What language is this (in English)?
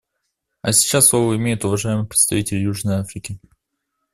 Russian